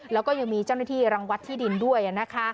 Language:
Thai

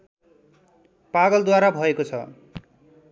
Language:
Nepali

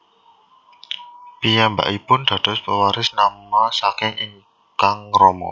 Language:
Javanese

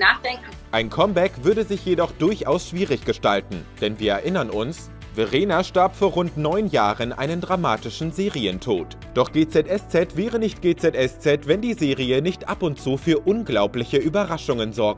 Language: German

